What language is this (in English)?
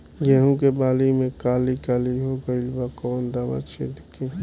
Bhojpuri